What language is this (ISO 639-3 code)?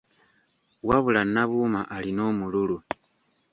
lug